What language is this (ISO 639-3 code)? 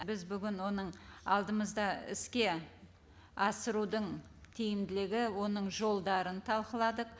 kaz